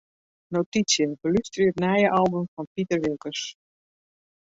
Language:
Western Frisian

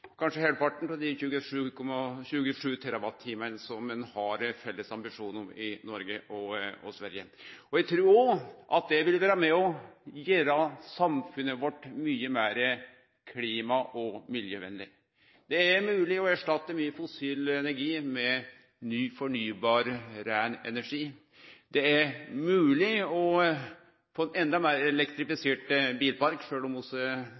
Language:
Norwegian Nynorsk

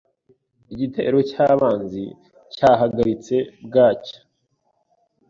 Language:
Kinyarwanda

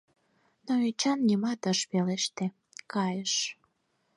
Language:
Mari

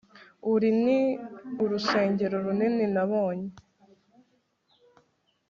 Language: Kinyarwanda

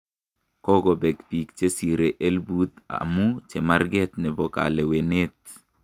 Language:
Kalenjin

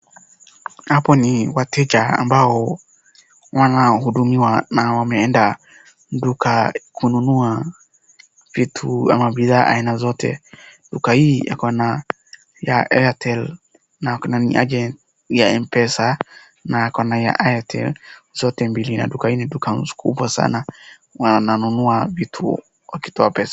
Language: Swahili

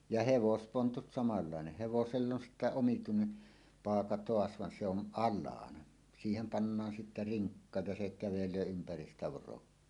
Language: Finnish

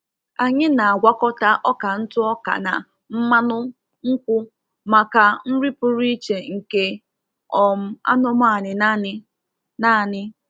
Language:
Igbo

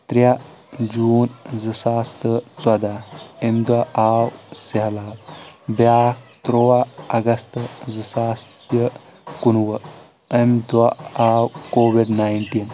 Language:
Kashmiri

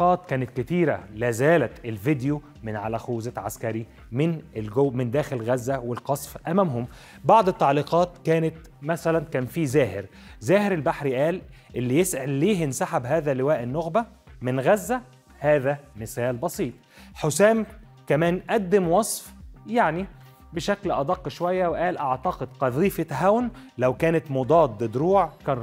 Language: Arabic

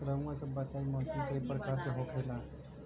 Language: Bhojpuri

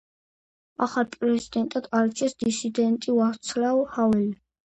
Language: Georgian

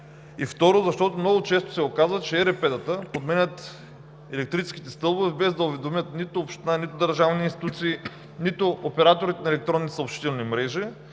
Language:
Bulgarian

